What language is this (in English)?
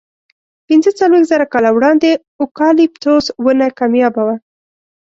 Pashto